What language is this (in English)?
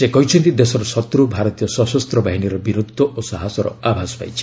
Odia